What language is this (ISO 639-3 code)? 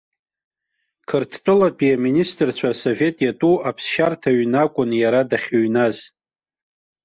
abk